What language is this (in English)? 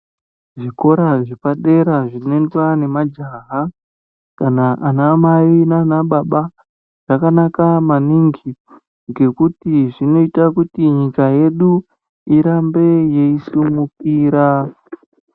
Ndau